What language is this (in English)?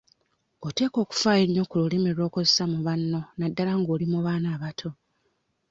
Ganda